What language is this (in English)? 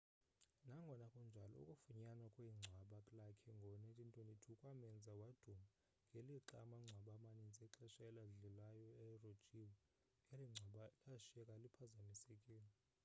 Xhosa